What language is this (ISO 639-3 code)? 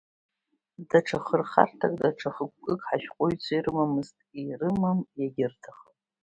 abk